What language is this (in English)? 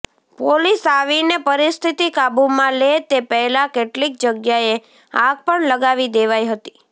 Gujarati